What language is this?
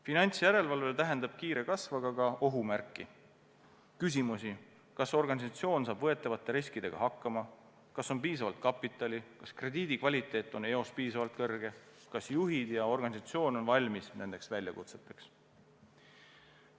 Estonian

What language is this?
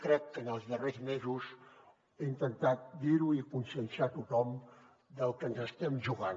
Catalan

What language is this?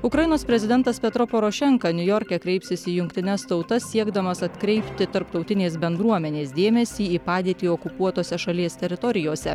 Lithuanian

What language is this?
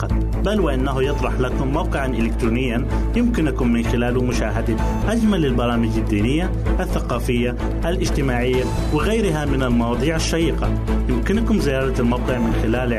Arabic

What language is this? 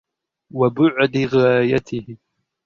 Arabic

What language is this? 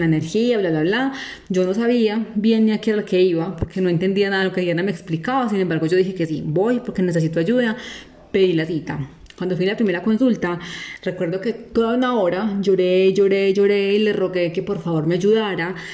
Spanish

